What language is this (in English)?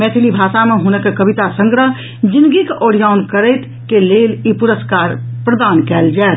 Maithili